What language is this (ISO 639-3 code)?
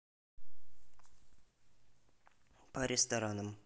rus